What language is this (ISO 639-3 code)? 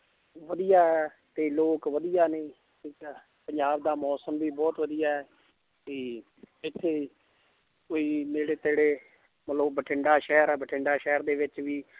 pan